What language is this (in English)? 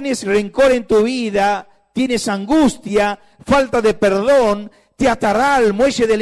Spanish